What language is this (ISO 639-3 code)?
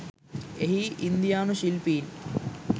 sin